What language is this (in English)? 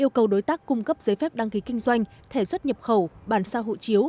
Vietnamese